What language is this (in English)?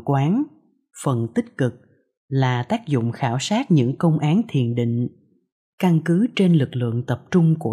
Vietnamese